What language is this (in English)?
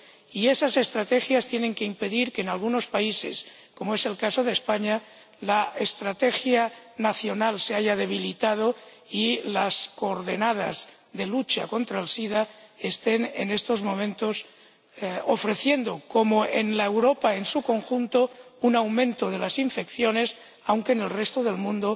Spanish